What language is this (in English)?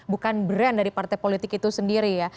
Indonesian